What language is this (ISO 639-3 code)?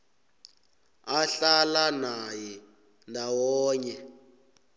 nbl